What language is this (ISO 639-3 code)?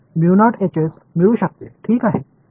mar